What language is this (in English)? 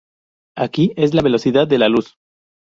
Spanish